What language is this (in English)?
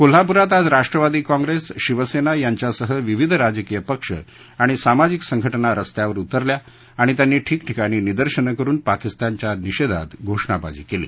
Marathi